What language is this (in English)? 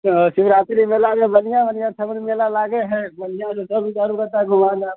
Maithili